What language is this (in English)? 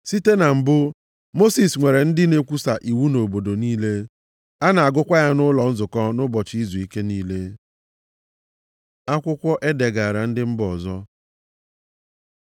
Igbo